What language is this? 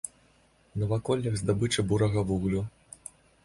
Belarusian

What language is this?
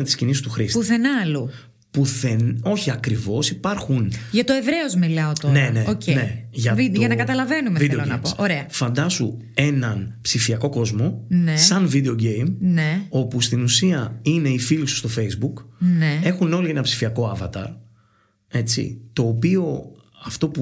Greek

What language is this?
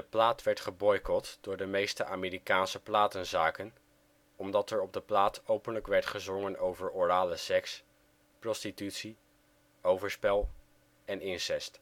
Dutch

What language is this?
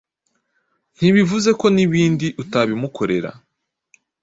Kinyarwanda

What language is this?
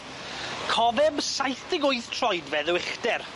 Welsh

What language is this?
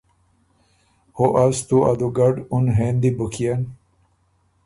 Ormuri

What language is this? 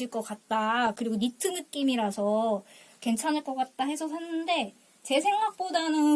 Korean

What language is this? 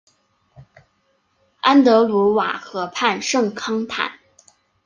Chinese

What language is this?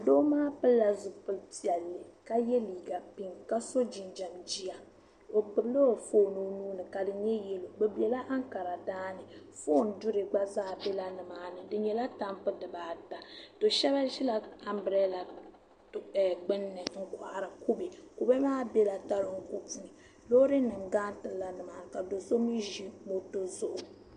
Dagbani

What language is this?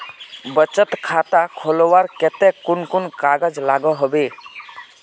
Magahi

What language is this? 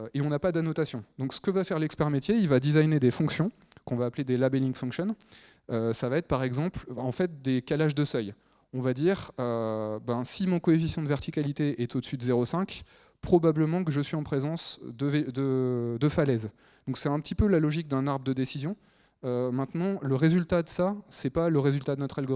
French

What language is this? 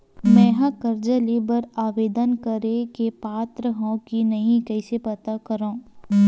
Chhattisgarhi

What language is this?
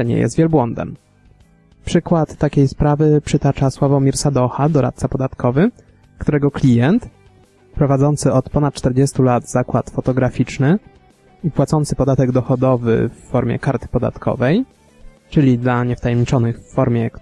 Polish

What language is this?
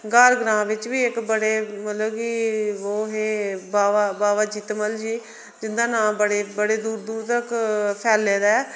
Dogri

